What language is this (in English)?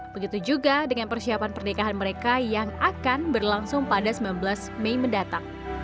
Indonesian